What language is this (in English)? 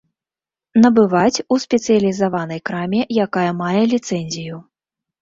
Belarusian